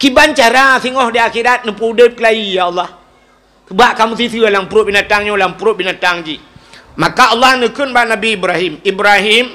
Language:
Malay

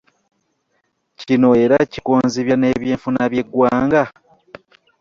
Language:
Ganda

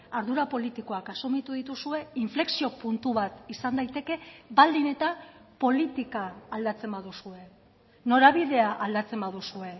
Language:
Basque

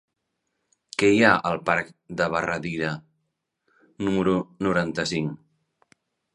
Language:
Catalan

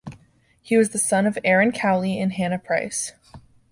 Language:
English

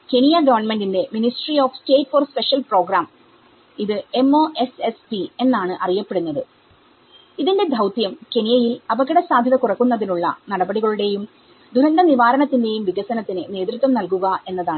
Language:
Malayalam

